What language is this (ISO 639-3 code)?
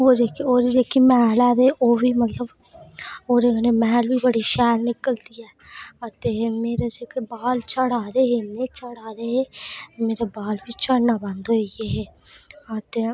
doi